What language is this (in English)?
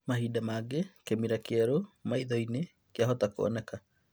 Kikuyu